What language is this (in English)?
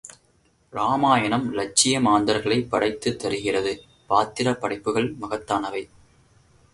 Tamil